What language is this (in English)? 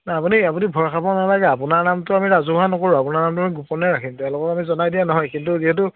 Assamese